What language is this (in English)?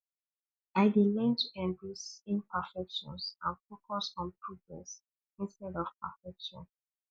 Nigerian Pidgin